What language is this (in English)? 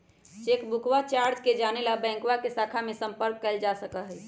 Magahi